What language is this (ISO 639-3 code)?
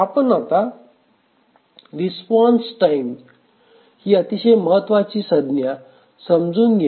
mar